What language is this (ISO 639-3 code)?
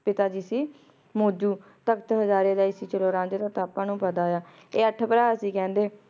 pan